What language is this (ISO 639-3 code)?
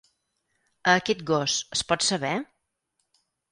cat